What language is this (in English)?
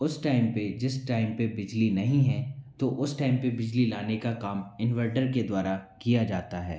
Hindi